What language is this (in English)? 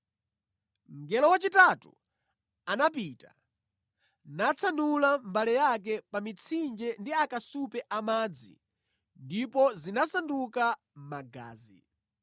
Nyanja